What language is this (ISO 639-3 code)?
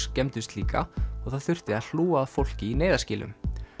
isl